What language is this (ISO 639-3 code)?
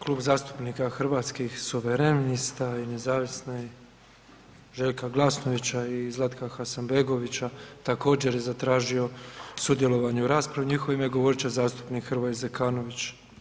hrv